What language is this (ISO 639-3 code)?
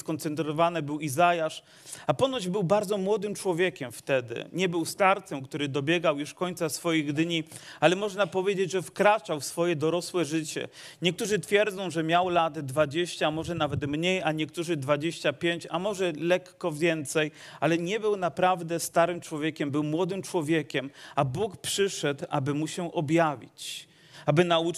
pol